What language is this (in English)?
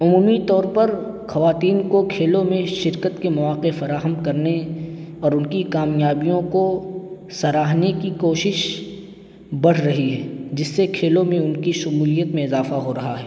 Urdu